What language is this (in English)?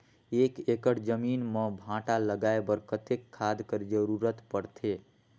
Chhattisgarhi